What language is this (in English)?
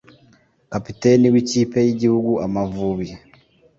Kinyarwanda